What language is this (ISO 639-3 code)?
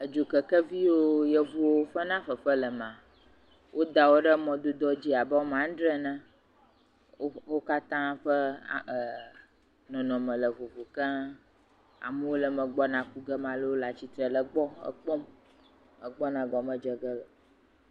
ewe